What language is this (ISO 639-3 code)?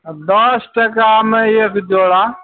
mai